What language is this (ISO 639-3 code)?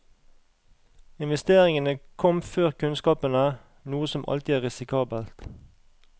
nor